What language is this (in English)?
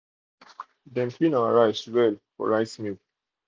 Nigerian Pidgin